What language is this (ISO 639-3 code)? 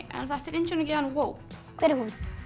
isl